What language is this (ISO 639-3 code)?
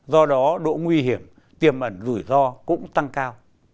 vie